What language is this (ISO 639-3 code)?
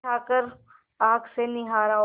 hin